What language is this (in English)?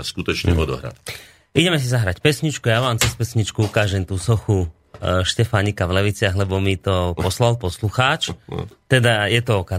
Slovak